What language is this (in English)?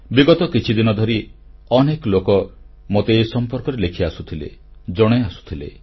Odia